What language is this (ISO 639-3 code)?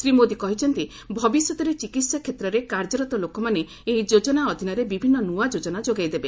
ori